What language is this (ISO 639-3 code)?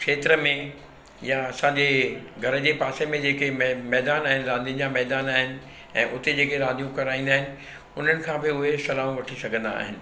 snd